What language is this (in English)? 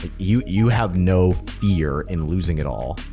English